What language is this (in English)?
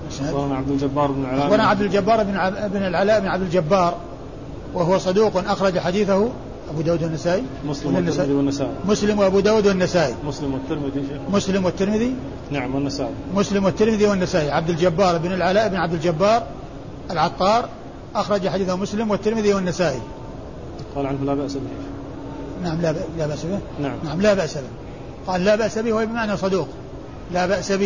Arabic